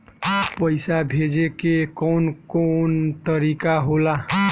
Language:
Bhojpuri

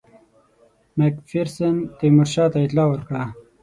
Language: Pashto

